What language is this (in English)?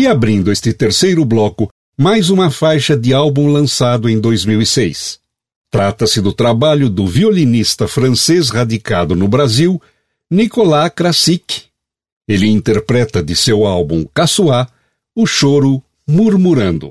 Portuguese